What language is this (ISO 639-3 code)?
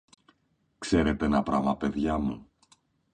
ell